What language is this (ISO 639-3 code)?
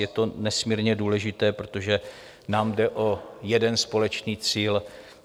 ces